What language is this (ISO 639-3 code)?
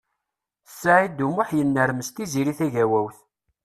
kab